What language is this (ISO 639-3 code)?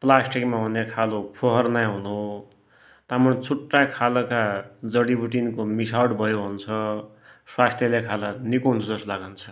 dty